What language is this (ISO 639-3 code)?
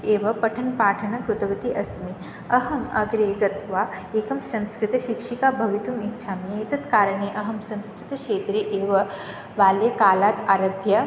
san